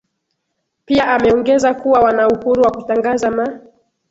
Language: Swahili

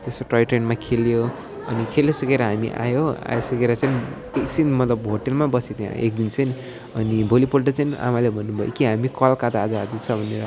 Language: Nepali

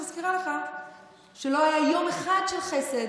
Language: Hebrew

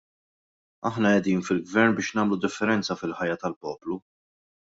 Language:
Maltese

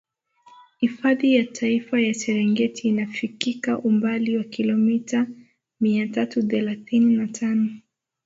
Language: Swahili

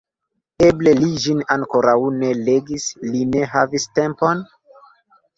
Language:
Esperanto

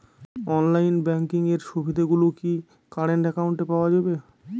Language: Bangla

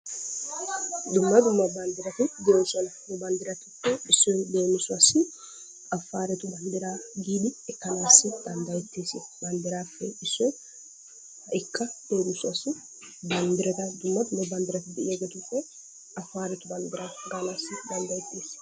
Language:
Wolaytta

